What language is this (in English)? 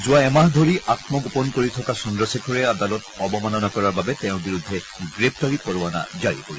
Assamese